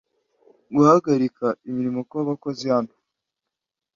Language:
Kinyarwanda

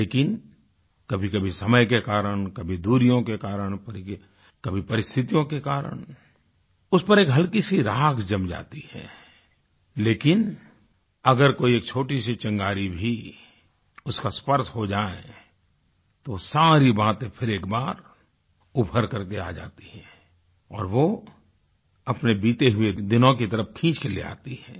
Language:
Hindi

